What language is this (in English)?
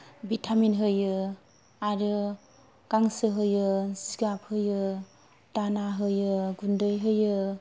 Bodo